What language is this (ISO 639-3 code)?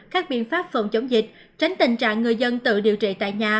vie